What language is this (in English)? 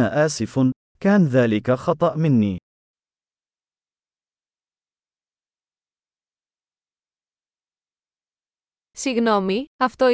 Greek